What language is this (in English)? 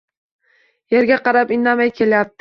Uzbek